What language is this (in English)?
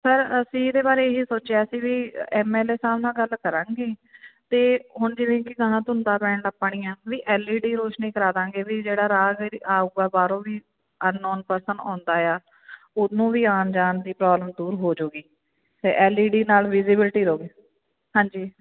Punjabi